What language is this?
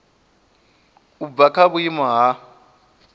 Venda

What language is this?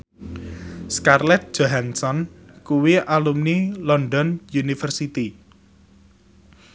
Javanese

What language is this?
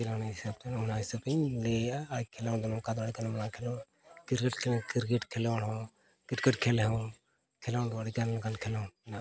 Santali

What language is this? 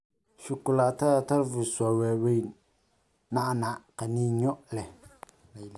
Somali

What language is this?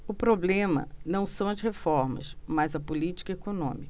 Portuguese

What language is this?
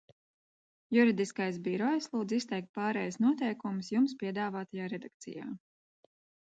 Latvian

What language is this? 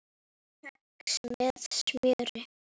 Icelandic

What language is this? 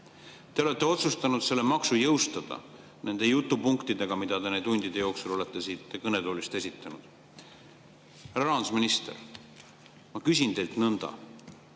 Estonian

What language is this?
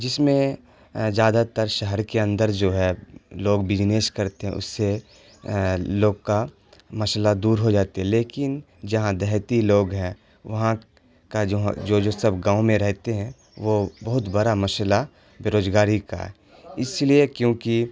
Urdu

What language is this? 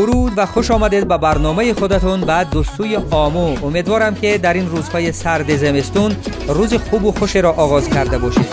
Persian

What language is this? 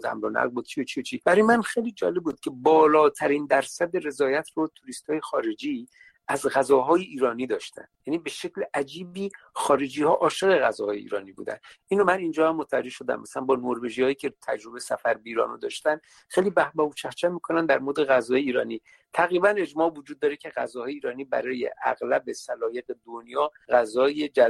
Persian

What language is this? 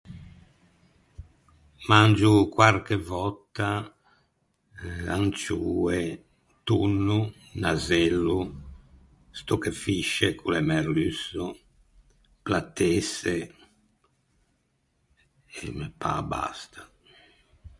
Ligurian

